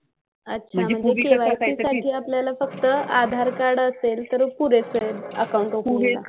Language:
Marathi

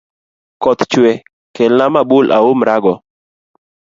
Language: Luo (Kenya and Tanzania)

